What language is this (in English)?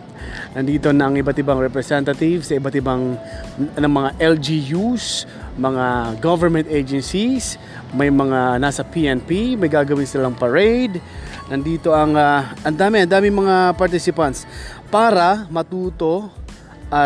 Filipino